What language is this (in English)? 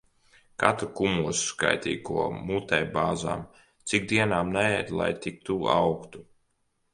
Latvian